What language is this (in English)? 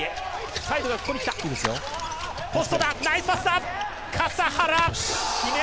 Japanese